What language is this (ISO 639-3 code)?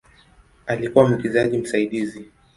swa